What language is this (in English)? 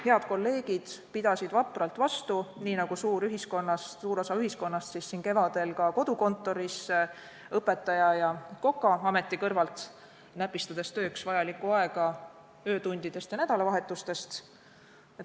Estonian